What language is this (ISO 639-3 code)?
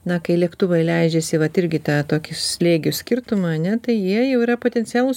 lit